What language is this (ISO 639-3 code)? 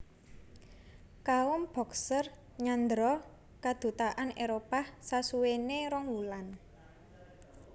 jav